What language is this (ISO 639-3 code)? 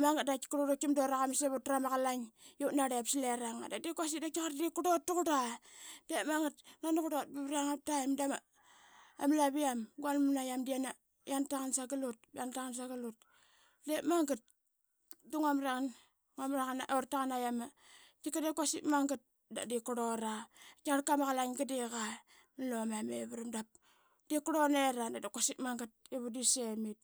byx